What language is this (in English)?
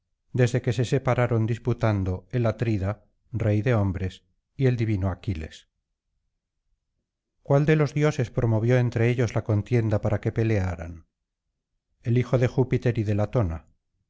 Spanish